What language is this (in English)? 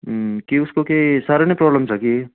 Nepali